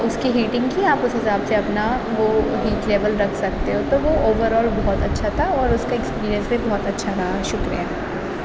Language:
Urdu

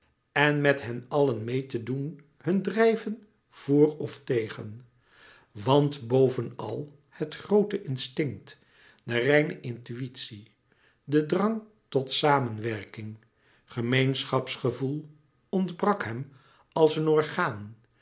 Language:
Dutch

